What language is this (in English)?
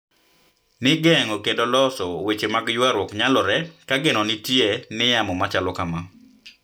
Luo (Kenya and Tanzania)